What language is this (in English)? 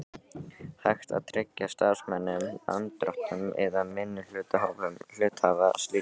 Icelandic